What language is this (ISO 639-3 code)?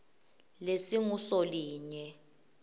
ssw